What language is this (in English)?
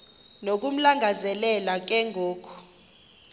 Xhosa